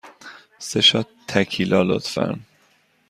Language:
Persian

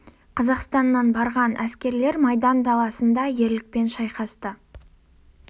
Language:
Kazakh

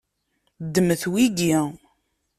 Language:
Kabyle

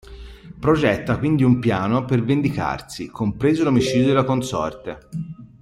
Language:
Italian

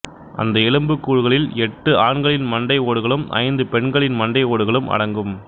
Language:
Tamil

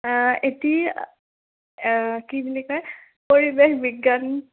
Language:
Assamese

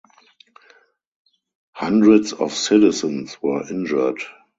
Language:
English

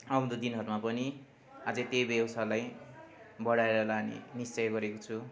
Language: Nepali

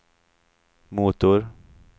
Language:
Swedish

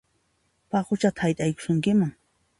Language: Puno Quechua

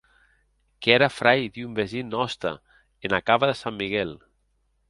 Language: Occitan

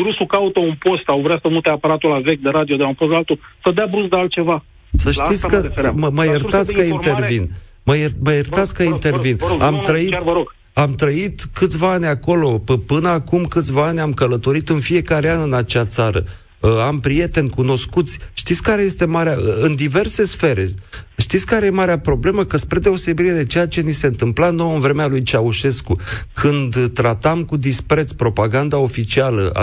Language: Romanian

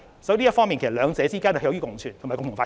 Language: Cantonese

